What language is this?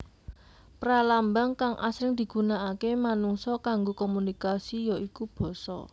Javanese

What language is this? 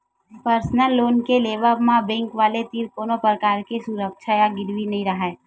Chhattisgarhi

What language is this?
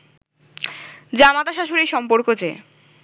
Bangla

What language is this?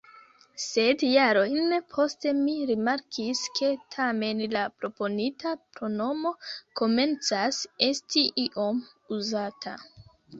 Esperanto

